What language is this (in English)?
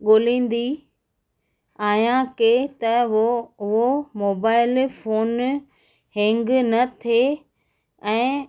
Sindhi